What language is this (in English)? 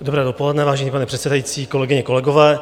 Czech